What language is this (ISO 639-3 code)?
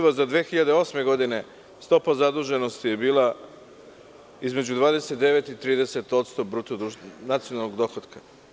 srp